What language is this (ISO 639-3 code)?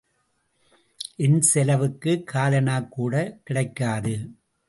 tam